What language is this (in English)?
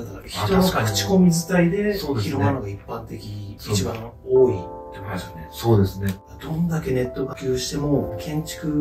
Japanese